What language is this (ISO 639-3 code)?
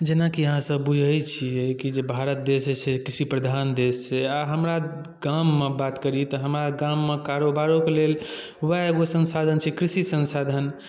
mai